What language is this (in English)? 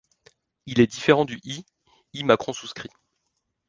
French